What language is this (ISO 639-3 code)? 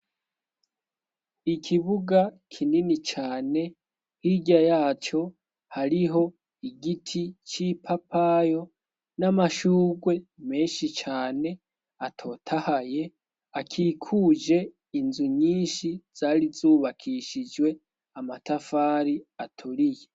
run